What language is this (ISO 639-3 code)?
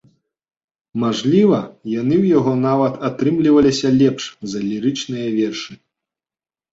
bel